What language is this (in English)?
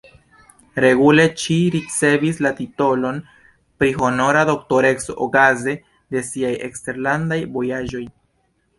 Esperanto